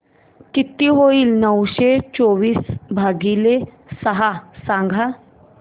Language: Marathi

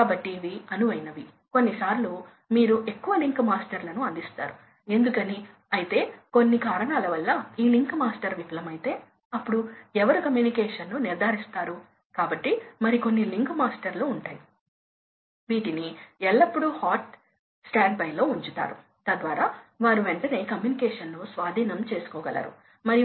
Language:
Telugu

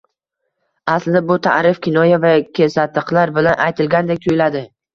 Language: Uzbek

